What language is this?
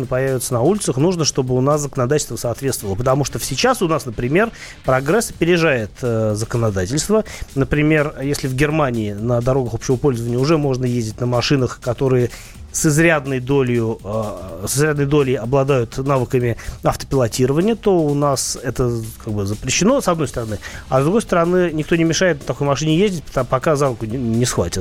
Russian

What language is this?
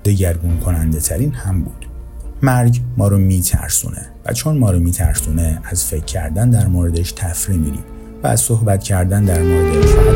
Persian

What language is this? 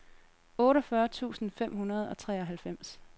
Danish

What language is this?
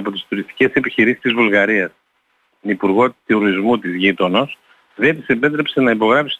Greek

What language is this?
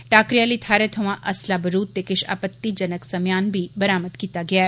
Dogri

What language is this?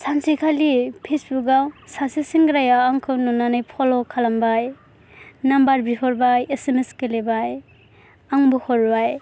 Bodo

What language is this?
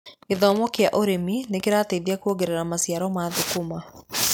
Kikuyu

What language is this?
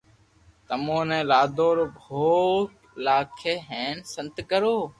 Loarki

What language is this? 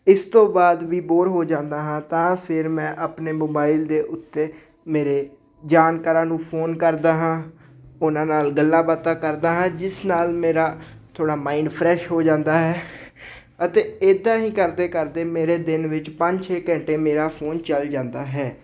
Punjabi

